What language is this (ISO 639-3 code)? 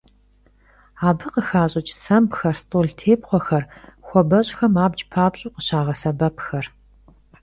kbd